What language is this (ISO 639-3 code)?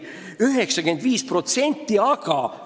est